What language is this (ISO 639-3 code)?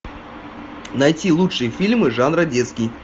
rus